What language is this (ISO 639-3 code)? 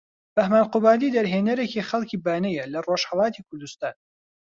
ckb